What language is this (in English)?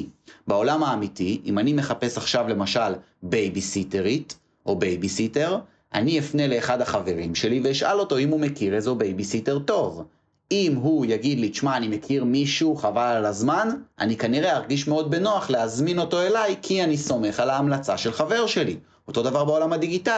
Hebrew